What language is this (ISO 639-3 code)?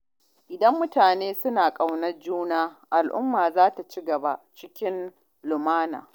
hau